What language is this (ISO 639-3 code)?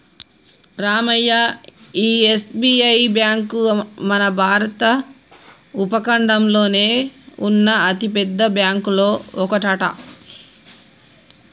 tel